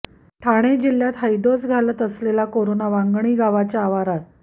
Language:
Marathi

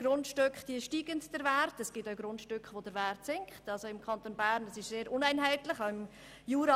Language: Swiss German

